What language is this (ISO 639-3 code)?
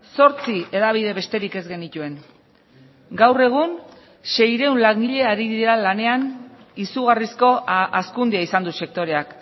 eus